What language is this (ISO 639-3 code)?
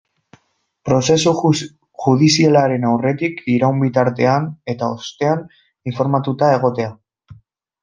eus